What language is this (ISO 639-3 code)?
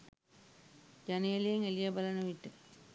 sin